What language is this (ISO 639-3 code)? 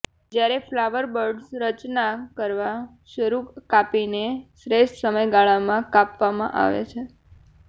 guj